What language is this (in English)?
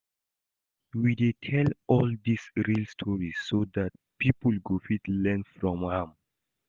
Nigerian Pidgin